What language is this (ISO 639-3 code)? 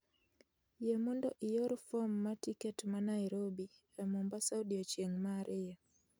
luo